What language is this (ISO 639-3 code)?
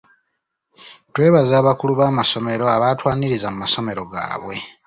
lug